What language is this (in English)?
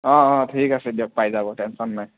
Assamese